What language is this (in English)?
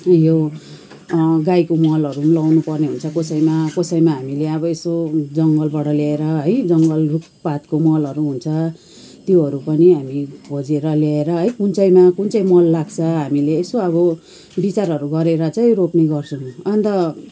Nepali